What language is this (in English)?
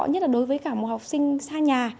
Vietnamese